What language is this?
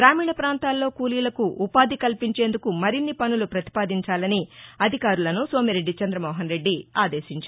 Telugu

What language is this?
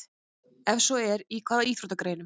Icelandic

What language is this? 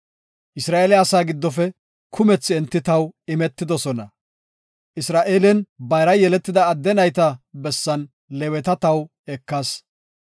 Gofa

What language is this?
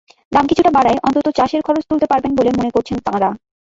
Bangla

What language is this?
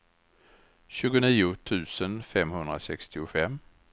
Swedish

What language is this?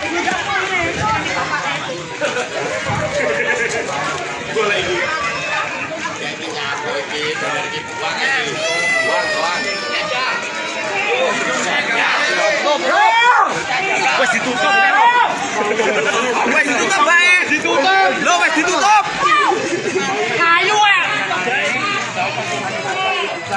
Indonesian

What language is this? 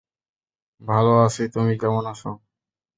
Bangla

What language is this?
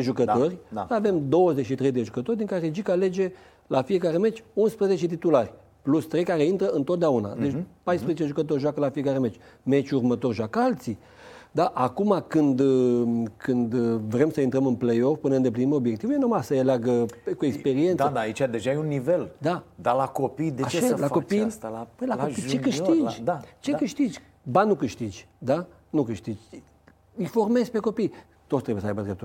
Romanian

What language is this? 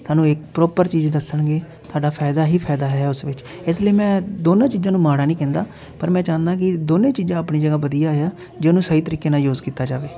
Punjabi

